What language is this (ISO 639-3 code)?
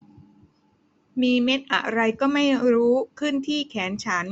tha